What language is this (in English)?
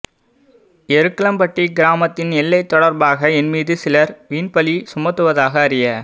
Tamil